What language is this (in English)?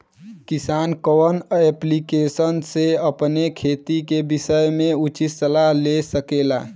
Bhojpuri